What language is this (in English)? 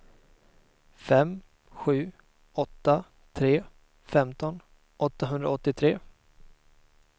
Swedish